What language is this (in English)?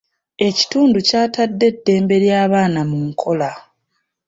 Ganda